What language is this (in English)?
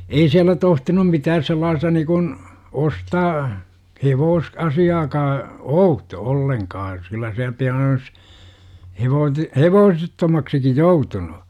Finnish